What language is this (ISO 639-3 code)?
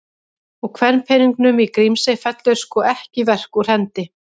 isl